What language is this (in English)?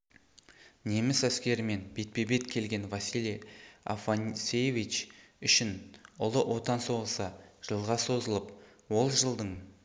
Kazakh